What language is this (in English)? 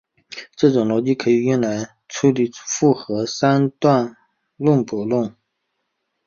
Chinese